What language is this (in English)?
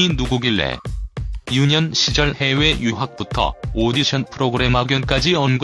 Korean